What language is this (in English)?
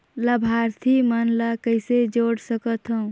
Chhattisgarhi